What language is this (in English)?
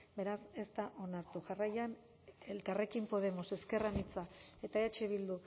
Basque